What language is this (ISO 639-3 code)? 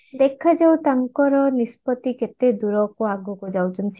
ori